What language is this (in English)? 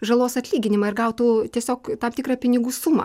Lithuanian